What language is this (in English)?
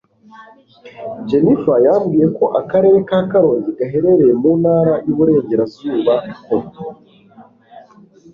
Kinyarwanda